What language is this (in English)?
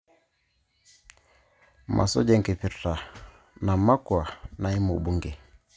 Masai